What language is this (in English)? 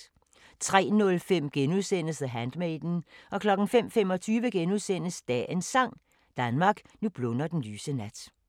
Danish